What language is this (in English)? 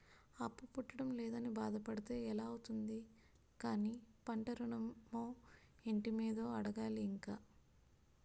Telugu